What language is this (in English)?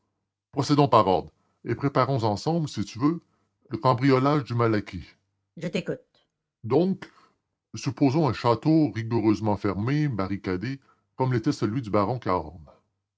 French